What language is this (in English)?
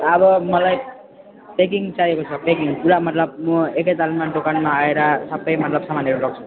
Nepali